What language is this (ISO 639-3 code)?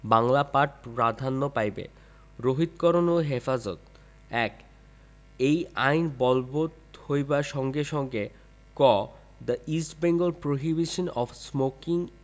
ben